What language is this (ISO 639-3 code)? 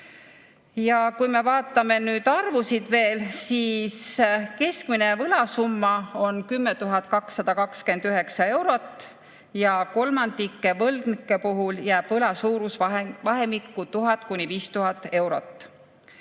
est